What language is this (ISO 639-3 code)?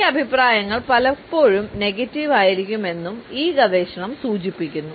mal